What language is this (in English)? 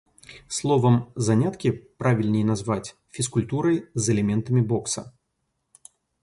Belarusian